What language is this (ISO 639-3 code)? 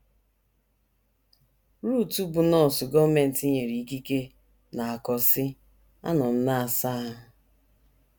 ibo